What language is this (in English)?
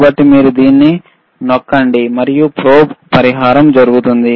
Telugu